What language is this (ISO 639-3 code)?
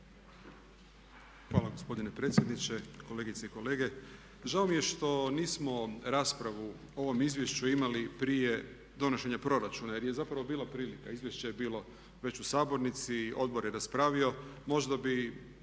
hrv